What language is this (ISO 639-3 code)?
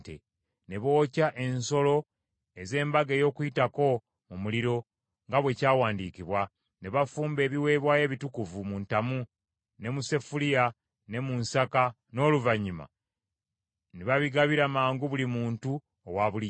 lug